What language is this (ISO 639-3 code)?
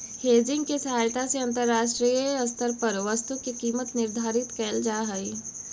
mag